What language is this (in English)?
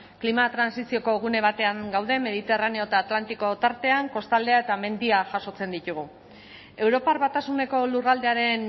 Basque